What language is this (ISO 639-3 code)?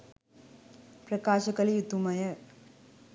sin